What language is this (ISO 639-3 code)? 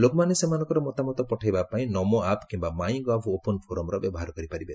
ori